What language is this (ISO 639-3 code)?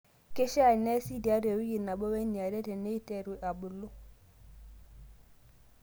mas